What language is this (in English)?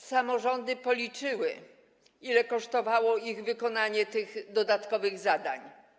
Polish